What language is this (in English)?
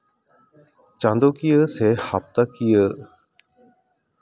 Santali